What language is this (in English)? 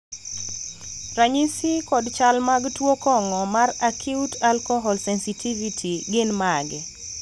Luo (Kenya and Tanzania)